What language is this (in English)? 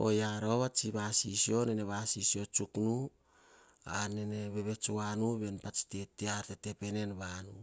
Hahon